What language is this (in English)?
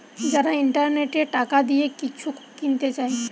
Bangla